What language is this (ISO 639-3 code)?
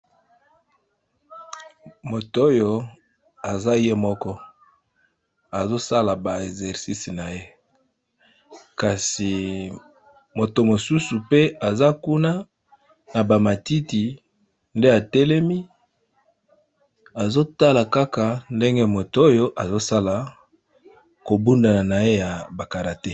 lin